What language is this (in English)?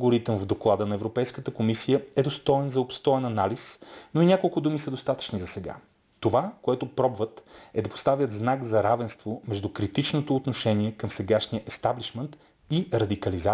Bulgarian